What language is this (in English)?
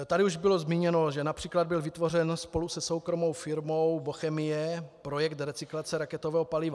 Czech